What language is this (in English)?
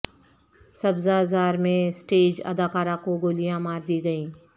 Urdu